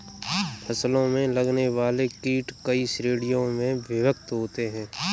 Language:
Hindi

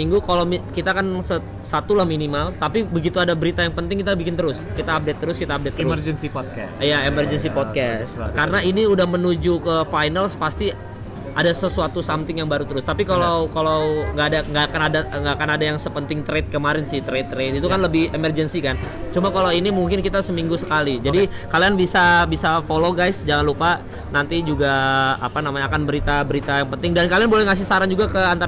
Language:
Indonesian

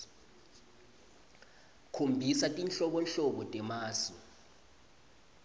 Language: Swati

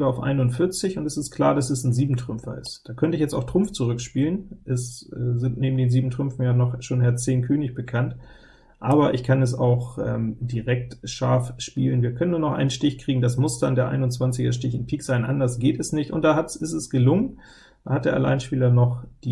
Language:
German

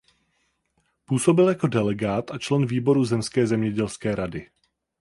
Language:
Czech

